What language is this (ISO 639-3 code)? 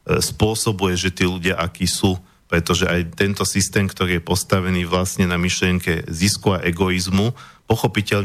slk